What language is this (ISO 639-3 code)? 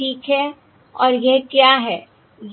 hin